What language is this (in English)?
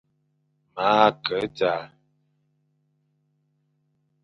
Fang